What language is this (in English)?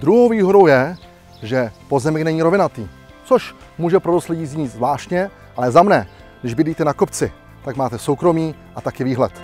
Czech